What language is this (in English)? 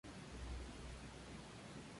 Spanish